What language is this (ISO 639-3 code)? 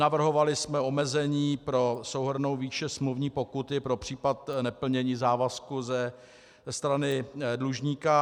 ces